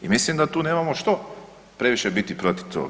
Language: Croatian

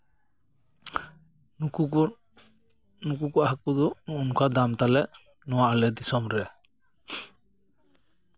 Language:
Santali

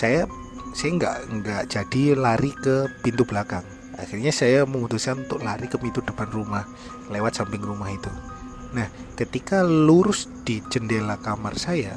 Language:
Indonesian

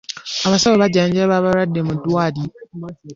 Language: Ganda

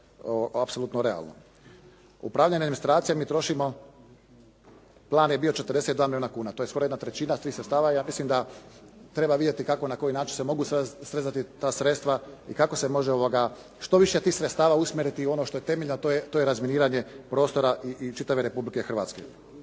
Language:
Croatian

